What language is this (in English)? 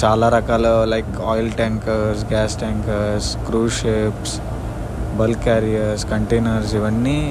Telugu